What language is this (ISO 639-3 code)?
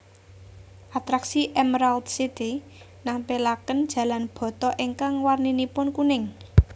jav